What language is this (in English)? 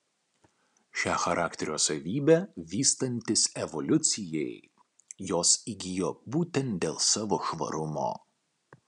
Lithuanian